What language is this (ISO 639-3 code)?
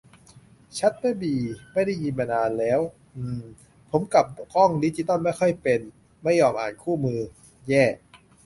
tha